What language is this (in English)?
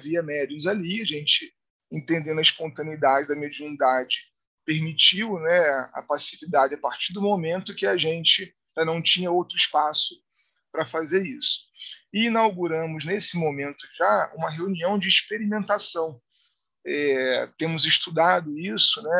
Portuguese